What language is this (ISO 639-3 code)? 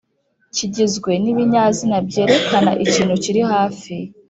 kin